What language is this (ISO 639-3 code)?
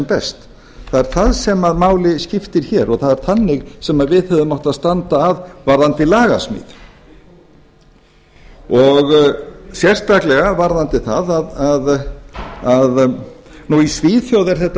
isl